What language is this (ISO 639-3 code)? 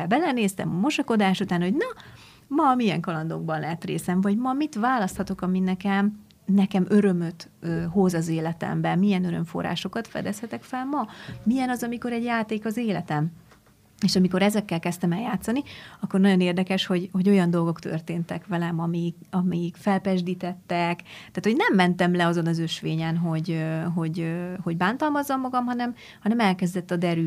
hun